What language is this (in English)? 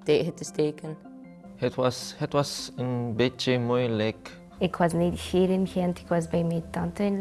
Dutch